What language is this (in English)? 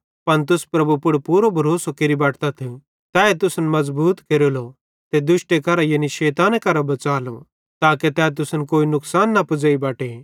Bhadrawahi